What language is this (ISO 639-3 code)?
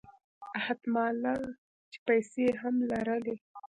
pus